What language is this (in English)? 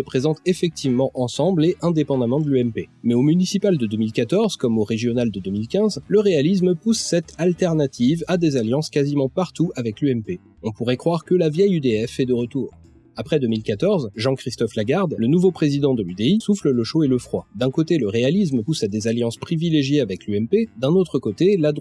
French